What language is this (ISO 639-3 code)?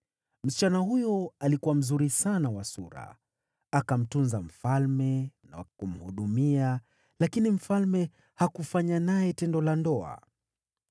swa